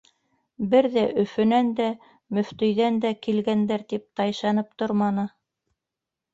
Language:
Bashkir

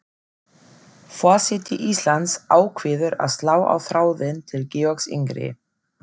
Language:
Icelandic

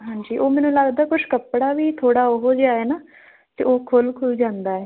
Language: Punjabi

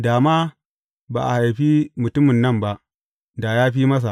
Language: Hausa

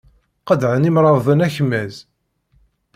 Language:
Kabyle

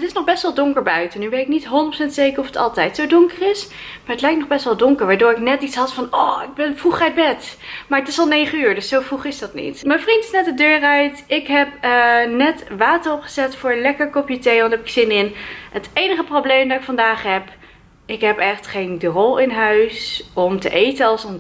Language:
Dutch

